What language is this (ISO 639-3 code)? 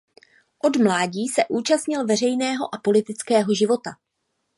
ces